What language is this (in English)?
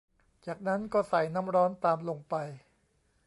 Thai